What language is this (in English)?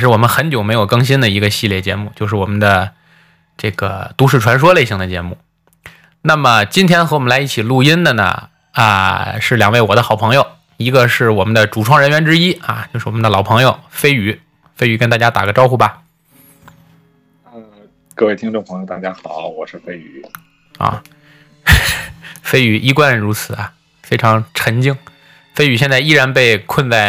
Chinese